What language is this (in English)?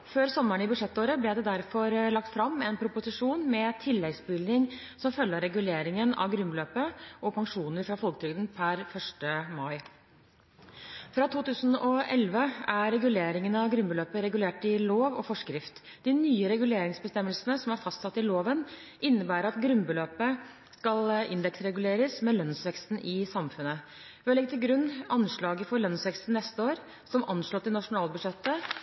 Norwegian Bokmål